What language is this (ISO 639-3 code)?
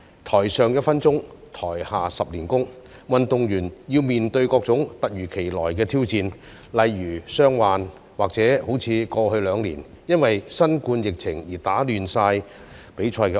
yue